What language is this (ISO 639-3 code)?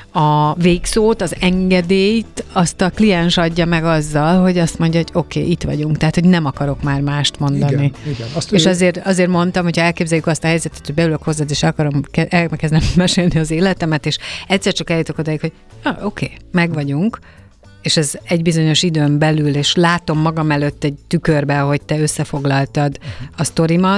hun